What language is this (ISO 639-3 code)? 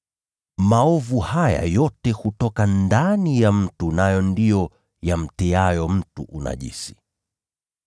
swa